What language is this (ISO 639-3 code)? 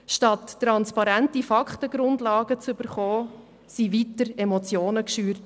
gsw